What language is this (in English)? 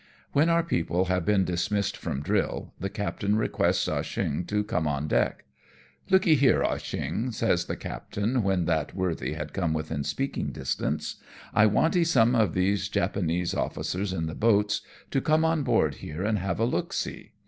English